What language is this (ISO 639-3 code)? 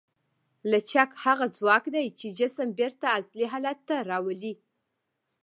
pus